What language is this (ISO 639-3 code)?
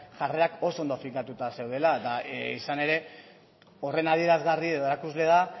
eus